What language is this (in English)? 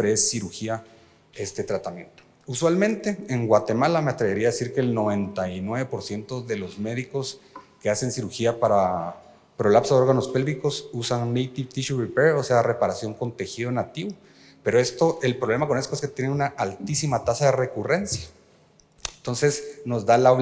Spanish